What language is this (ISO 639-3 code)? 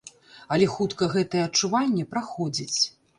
bel